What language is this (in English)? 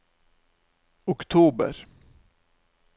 Norwegian